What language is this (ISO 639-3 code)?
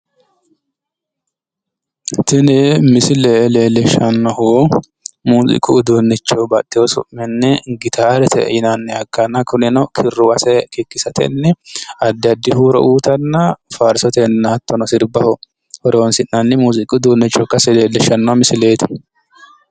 sid